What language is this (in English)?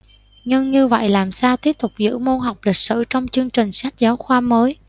Vietnamese